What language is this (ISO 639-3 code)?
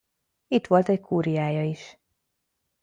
hun